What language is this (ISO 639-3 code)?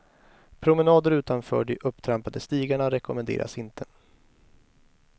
swe